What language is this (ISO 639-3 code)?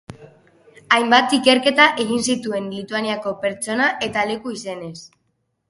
eus